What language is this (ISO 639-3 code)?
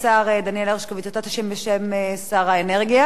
heb